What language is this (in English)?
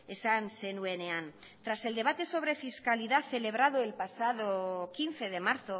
Spanish